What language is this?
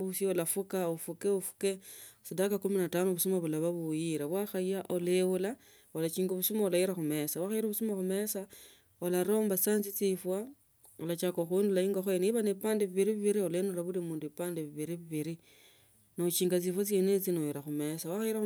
Tsotso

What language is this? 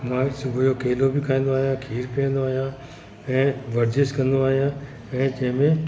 Sindhi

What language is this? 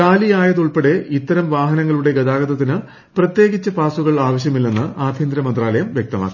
Malayalam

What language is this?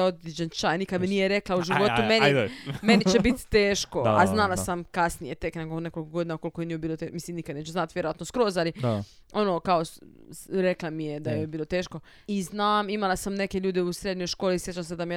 Croatian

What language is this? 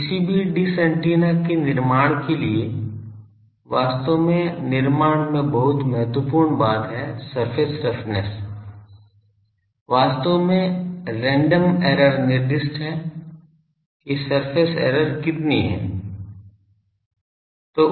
Hindi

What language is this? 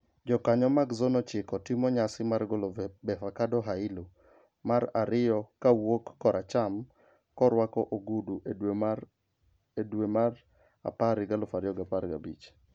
Luo (Kenya and Tanzania)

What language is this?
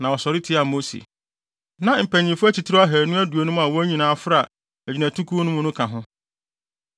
Akan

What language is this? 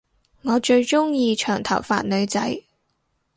Cantonese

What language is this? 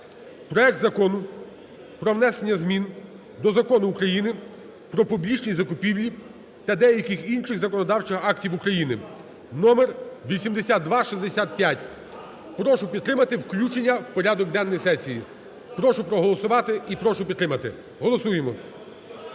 Ukrainian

